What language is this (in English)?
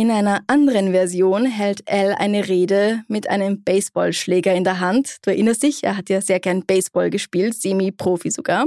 German